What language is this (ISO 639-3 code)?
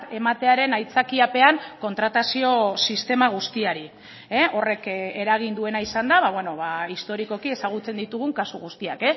eus